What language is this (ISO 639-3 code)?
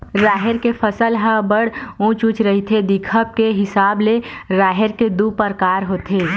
hne